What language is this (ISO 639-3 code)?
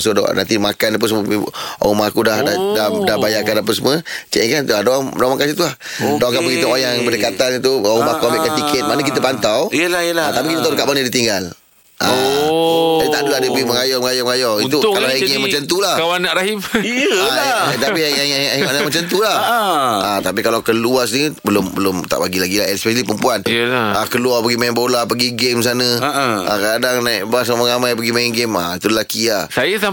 msa